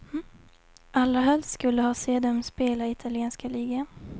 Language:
Swedish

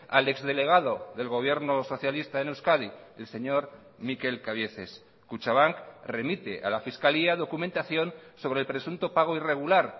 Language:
Spanish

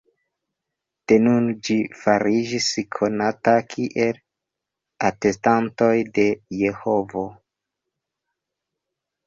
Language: Esperanto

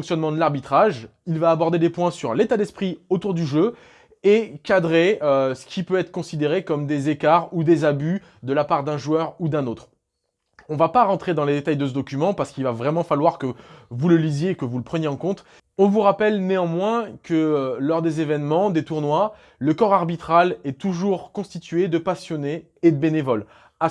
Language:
French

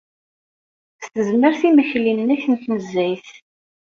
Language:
Kabyle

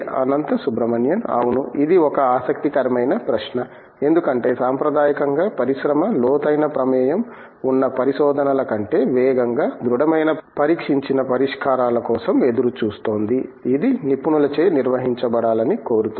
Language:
Telugu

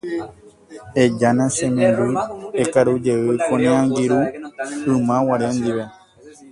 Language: Guarani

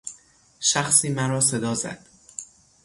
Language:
Persian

